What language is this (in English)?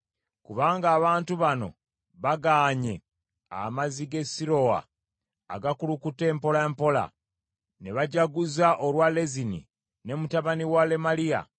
Ganda